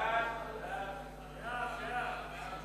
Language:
Hebrew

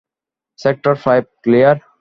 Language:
Bangla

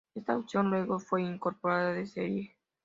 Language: Spanish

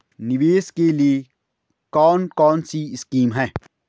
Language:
Hindi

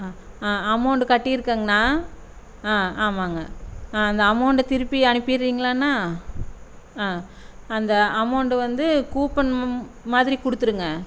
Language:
Tamil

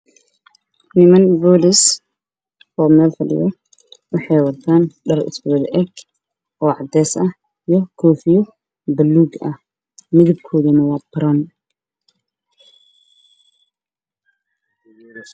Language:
Somali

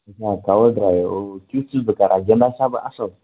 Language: Kashmiri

